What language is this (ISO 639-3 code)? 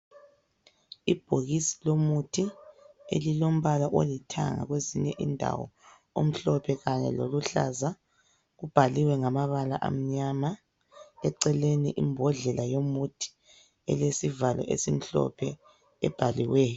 nde